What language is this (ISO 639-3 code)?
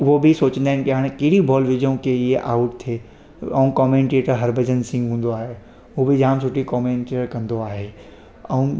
snd